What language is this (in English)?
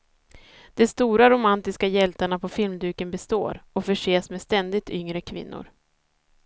Swedish